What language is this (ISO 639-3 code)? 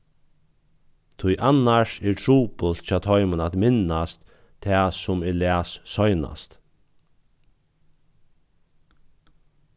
fao